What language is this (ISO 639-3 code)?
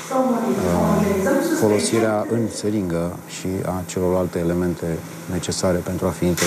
ron